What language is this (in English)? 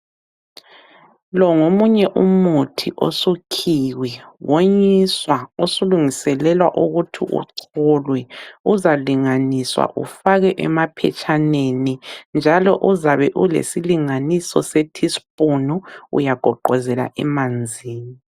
North Ndebele